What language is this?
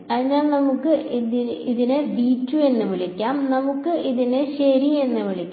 Malayalam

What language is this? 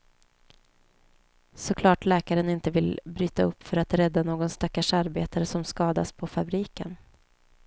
Swedish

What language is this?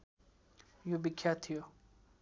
Nepali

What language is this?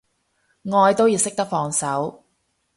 Cantonese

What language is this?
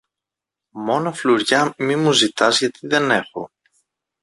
Greek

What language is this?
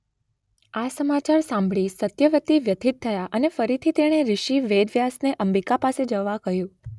Gujarati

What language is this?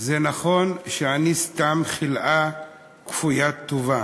Hebrew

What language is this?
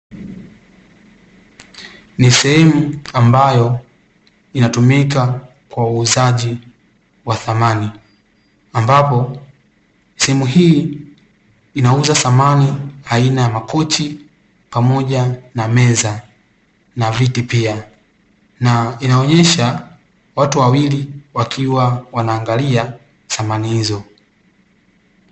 Swahili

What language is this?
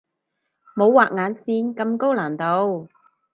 Cantonese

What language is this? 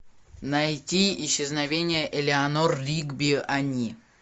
Russian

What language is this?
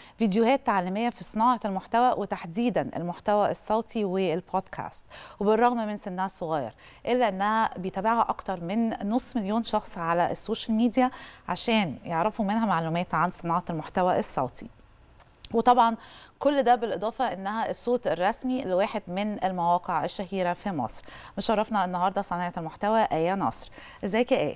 Arabic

